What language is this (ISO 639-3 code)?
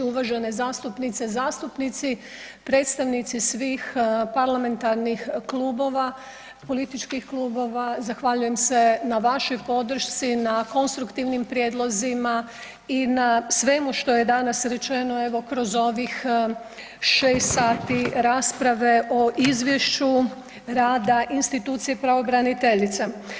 hrv